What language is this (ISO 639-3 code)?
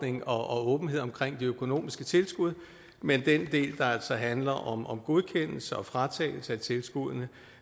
dan